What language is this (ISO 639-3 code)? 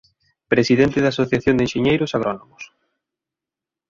glg